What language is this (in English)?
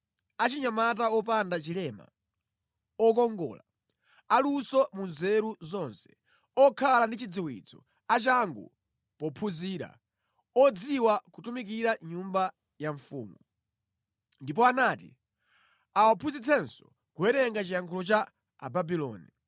Nyanja